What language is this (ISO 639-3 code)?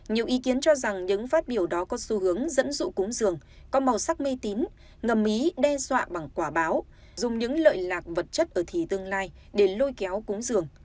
vie